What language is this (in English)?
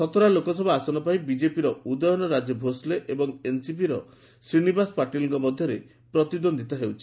Odia